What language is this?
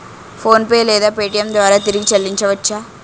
Telugu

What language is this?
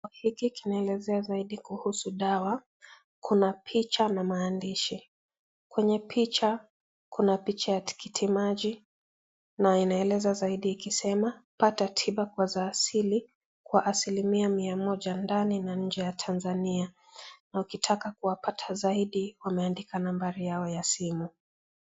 Swahili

